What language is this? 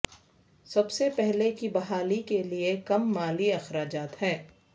Urdu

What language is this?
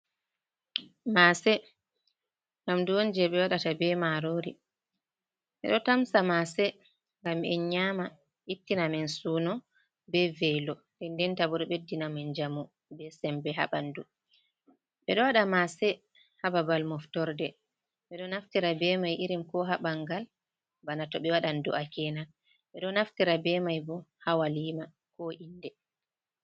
Fula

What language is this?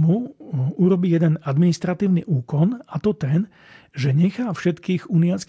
Slovak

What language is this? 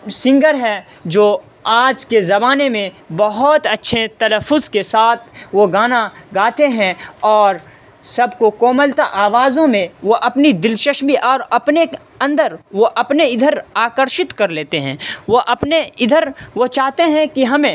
Urdu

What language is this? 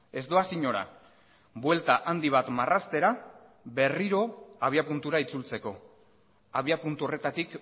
Basque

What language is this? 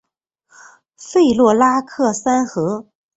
Chinese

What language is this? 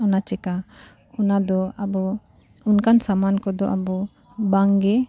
Santali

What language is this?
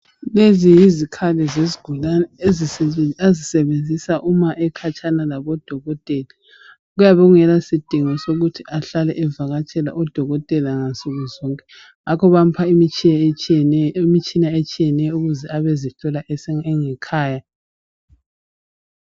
North Ndebele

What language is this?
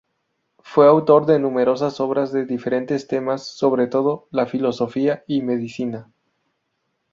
Spanish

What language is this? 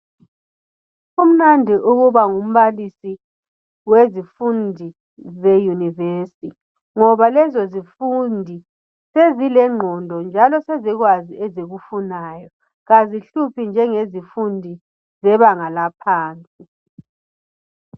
North Ndebele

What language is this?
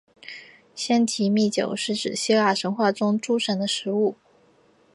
Chinese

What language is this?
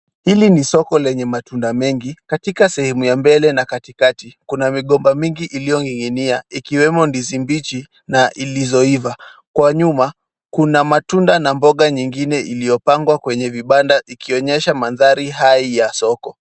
Swahili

